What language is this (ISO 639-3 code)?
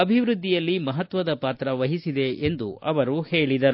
kan